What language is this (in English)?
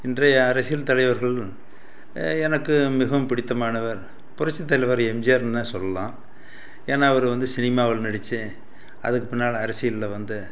Tamil